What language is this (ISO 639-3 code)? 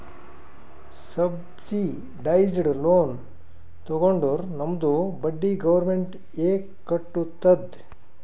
kan